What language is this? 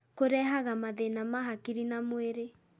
Kikuyu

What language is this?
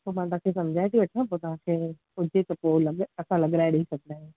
Sindhi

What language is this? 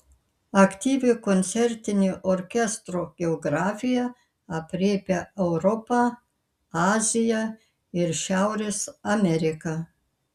Lithuanian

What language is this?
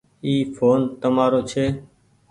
Goaria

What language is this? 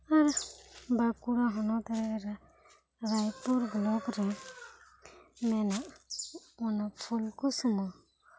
Santali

